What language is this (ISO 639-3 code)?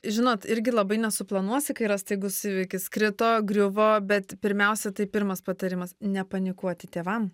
lit